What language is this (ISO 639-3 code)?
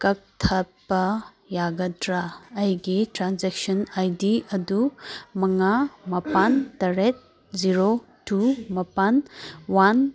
mni